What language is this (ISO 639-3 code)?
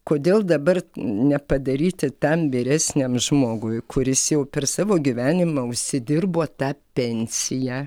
lit